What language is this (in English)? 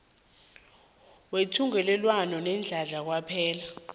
South Ndebele